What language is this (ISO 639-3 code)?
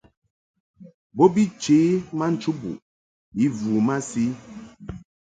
mhk